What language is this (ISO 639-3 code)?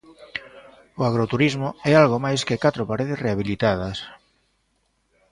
glg